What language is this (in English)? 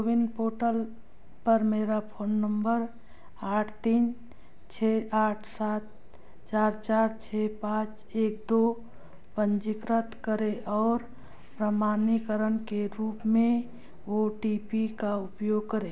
Hindi